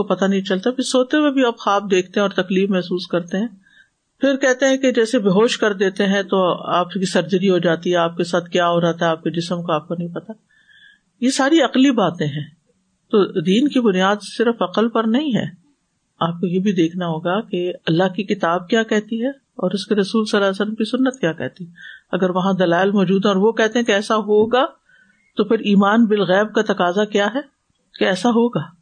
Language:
Urdu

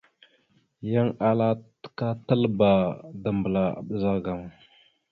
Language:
Mada (Cameroon)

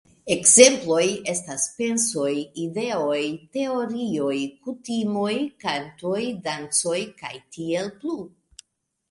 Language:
Esperanto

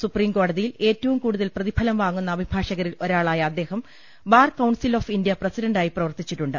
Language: Malayalam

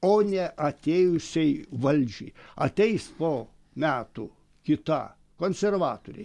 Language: Lithuanian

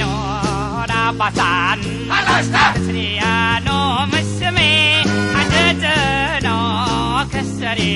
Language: Thai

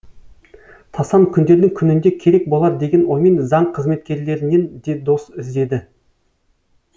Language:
Kazakh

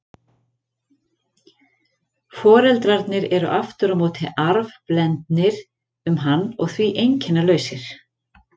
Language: Icelandic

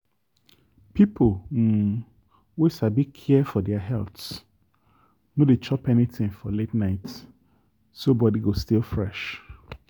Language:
Nigerian Pidgin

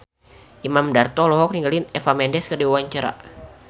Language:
Sundanese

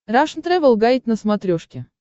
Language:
Russian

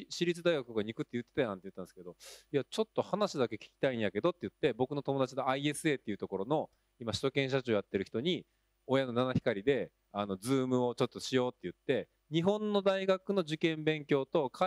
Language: Japanese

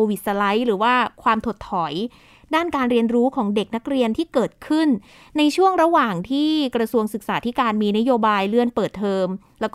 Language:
Thai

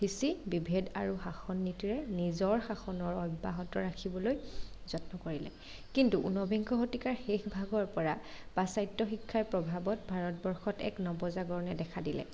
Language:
Assamese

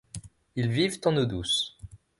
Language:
French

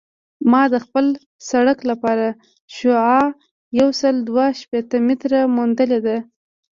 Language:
Pashto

